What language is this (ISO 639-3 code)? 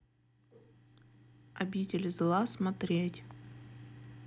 rus